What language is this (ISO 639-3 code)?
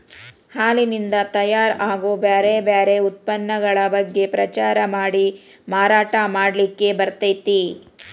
kan